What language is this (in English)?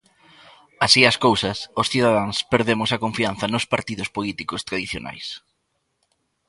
Galician